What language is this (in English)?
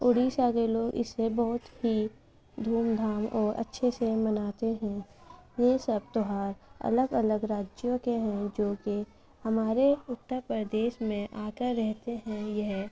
Urdu